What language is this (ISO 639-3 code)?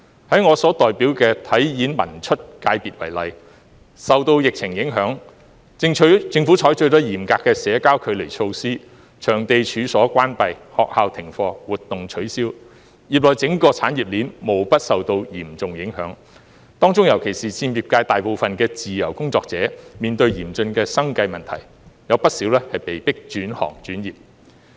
yue